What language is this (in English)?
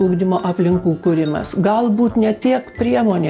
Lithuanian